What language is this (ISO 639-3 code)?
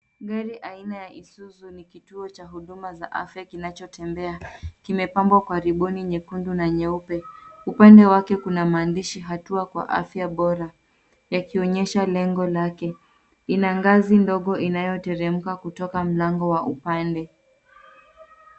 swa